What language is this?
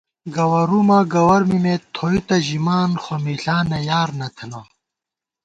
Gawar-Bati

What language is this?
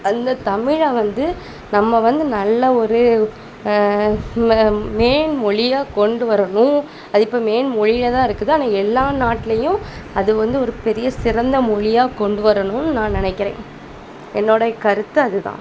Tamil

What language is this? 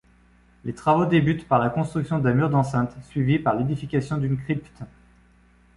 French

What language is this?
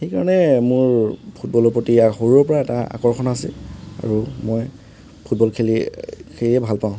Assamese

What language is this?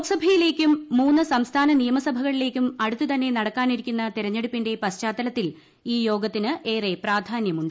Malayalam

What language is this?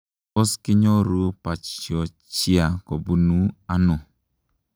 Kalenjin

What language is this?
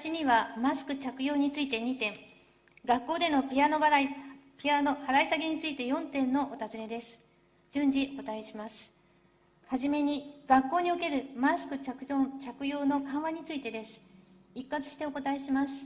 Japanese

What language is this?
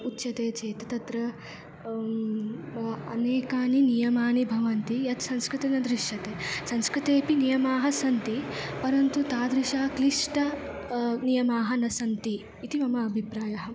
Sanskrit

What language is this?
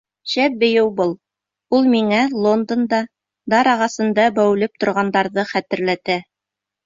Bashkir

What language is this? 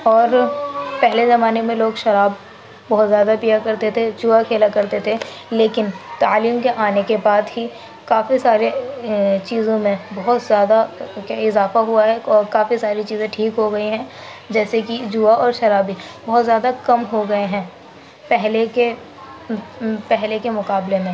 Urdu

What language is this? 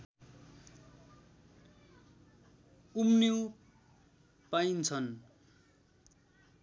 Nepali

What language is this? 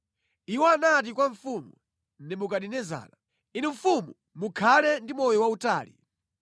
Nyanja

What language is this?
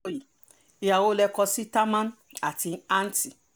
Yoruba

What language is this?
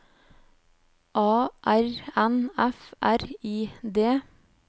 Norwegian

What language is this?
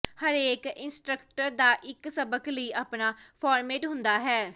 Punjabi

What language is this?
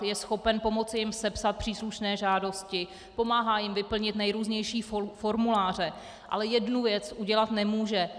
Czech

